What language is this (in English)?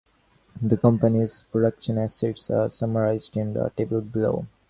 English